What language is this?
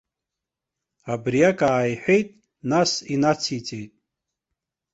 Abkhazian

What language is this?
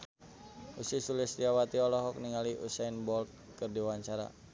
Sundanese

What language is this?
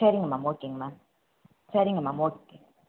Tamil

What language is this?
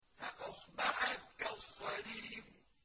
Arabic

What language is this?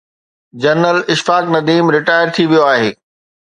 Sindhi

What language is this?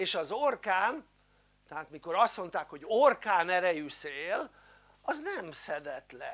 Hungarian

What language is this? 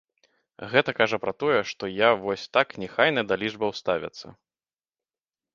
Belarusian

